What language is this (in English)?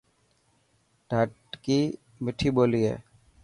Dhatki